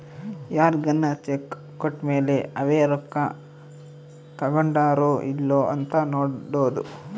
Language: Kannada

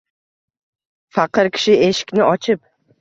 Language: Uzbek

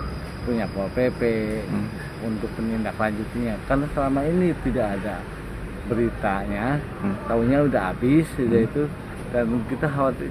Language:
Indonesian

